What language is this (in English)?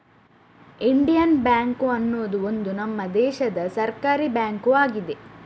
Kannada